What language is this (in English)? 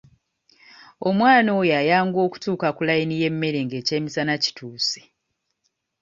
Ganda